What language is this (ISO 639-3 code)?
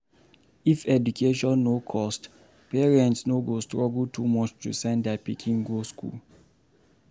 pcm